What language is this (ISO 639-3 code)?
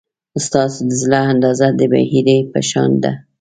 pus